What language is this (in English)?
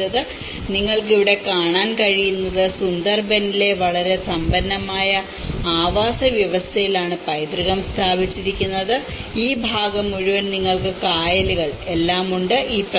Malayalam